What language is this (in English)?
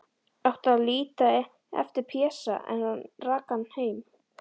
Icelandic